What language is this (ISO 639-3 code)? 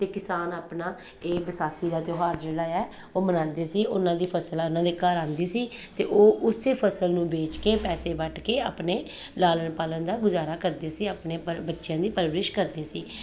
pan